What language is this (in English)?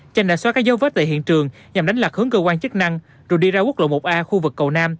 Vietnamese